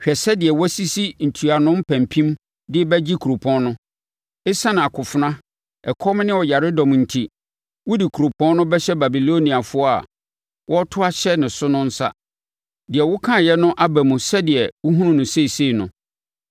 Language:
Akan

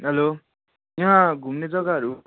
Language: Nepali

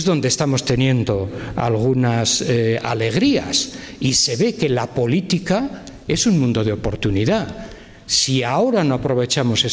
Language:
Spanish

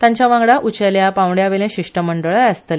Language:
Konkani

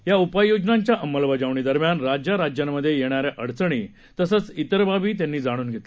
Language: Marathi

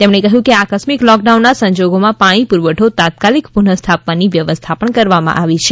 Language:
Gujarati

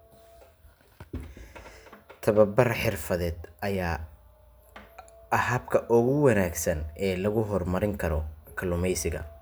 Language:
Somali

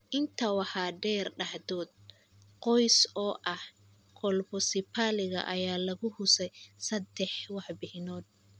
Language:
Somali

